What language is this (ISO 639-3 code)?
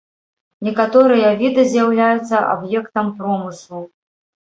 bel